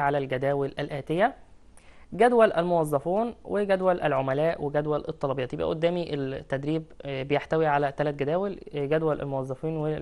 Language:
Arabic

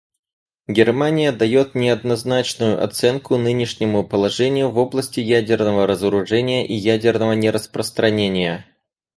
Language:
Russian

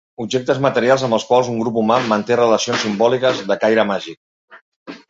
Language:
Catalan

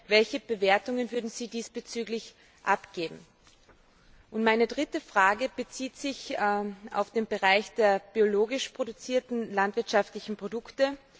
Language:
German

